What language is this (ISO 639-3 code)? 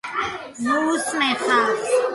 kat